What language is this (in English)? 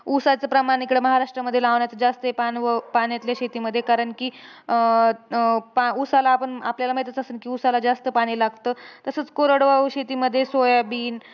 Marathi